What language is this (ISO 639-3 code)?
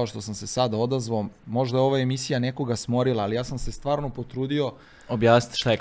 hrv